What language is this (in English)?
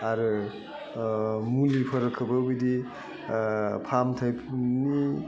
Bodo